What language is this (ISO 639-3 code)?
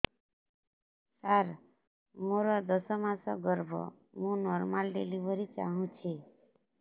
ori